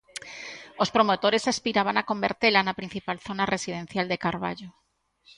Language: Galician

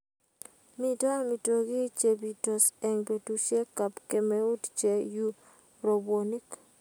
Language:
Kalenjin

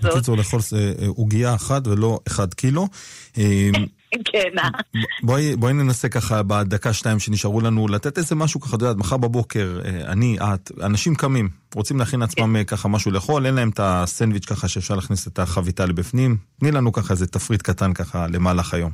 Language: Hebrew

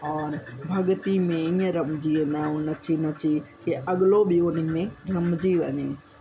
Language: Sindhi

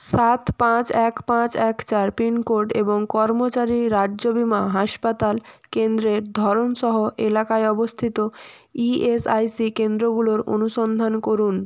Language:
Bangla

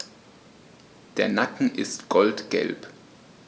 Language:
German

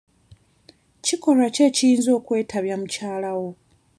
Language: Ganda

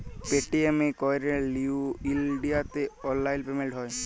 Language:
Bangla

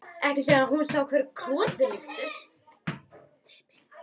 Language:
Icelandic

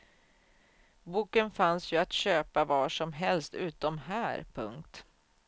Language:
Swedish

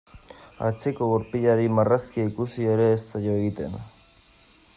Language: Basque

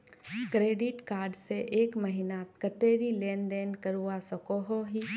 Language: Magahi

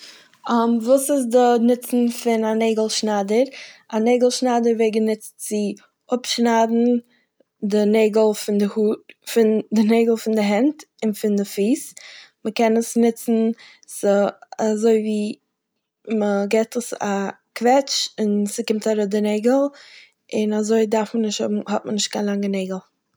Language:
Yiddish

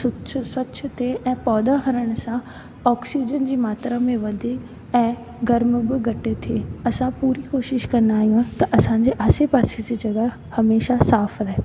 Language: Sindhi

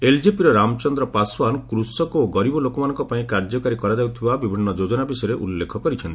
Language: Odia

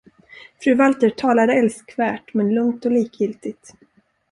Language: Swedish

